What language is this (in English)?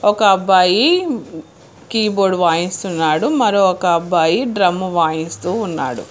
Telugu